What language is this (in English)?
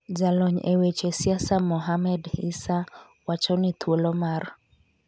Luo (Kenya and Tanzania)